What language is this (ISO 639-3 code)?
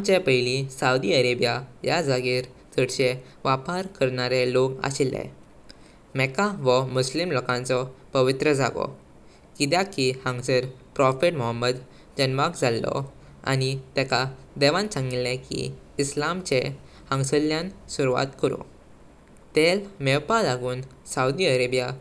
kok